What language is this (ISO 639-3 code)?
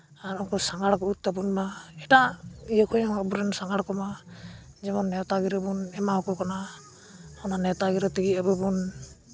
sat